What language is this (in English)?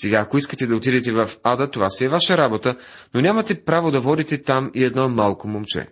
Bulgarian